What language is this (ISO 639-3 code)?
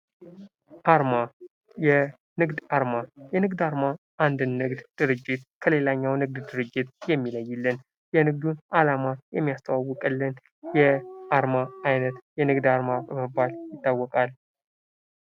amh